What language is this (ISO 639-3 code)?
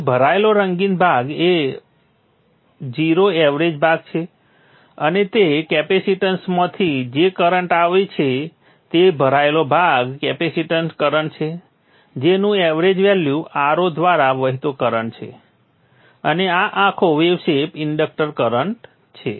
guj